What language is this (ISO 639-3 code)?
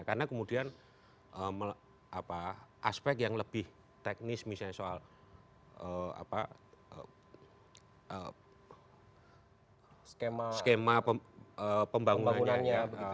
ind